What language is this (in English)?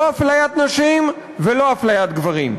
Hebrew